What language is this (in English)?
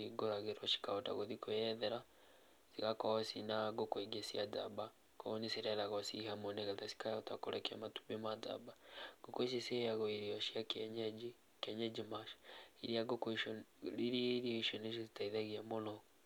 Kikuyu